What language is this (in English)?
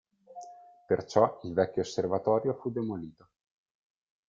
Italian